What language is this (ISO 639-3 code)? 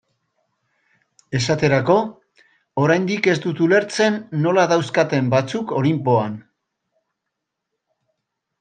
eus